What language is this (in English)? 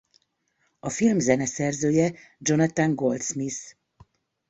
Hungarian